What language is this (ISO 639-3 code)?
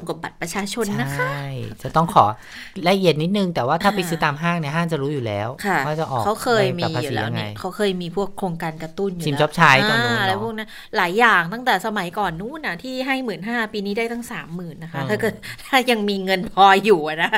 tha